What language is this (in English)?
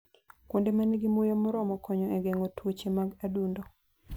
Luo (Kenya and Tanzania)